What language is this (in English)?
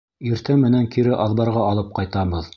Bashkir